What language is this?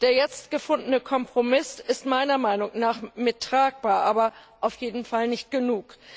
German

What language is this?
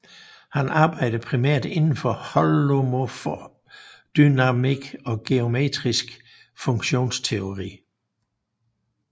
Danish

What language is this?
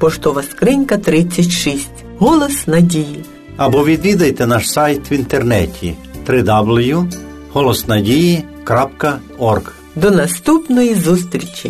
Ukrainian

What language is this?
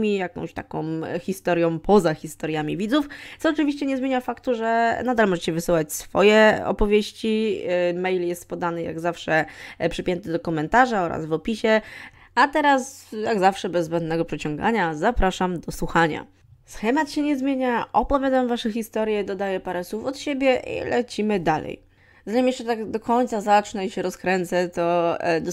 Polish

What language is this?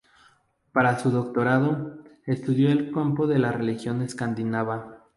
Spanish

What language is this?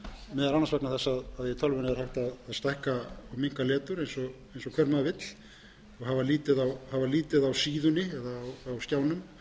Icelandic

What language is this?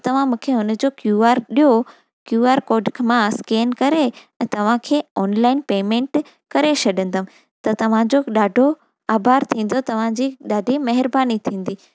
Sindhi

